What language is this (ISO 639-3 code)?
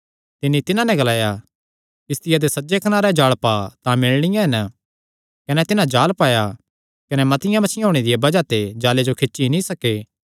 xnr